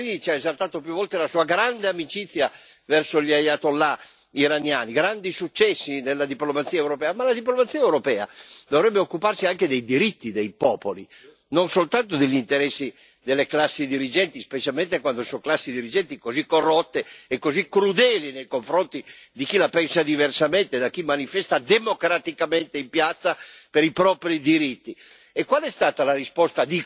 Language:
Italian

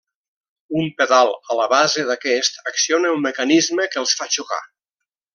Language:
Catalan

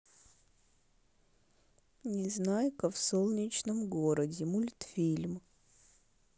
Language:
Russian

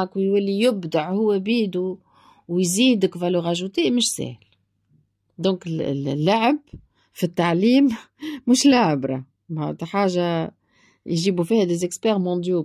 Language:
Arabic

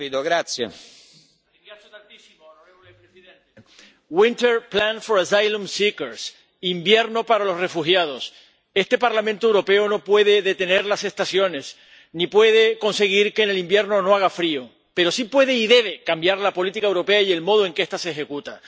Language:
Spanish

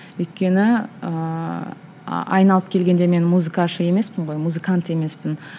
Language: Kazakh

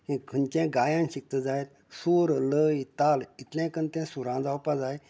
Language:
Konkani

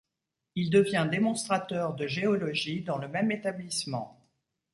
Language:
French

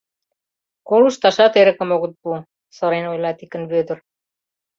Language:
Mari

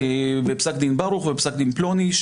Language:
Hebrew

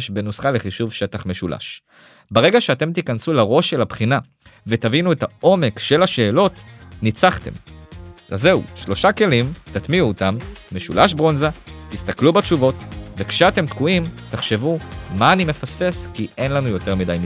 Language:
Hebrew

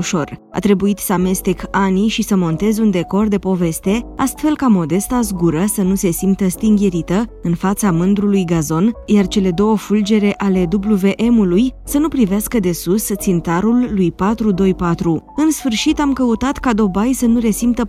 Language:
Romanian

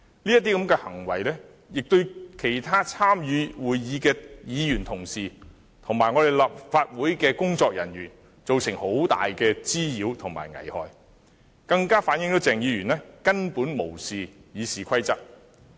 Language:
Cantonese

